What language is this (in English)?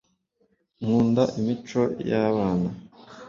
Kinyarwanda